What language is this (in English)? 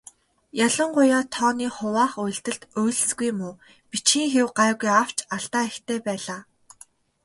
Mongolian